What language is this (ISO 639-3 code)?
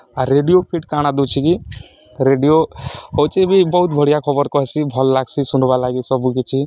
ori